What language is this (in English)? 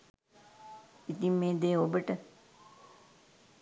Sinhala